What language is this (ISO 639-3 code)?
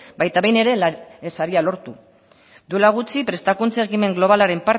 eus